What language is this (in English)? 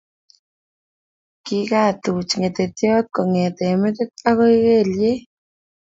Kalenjin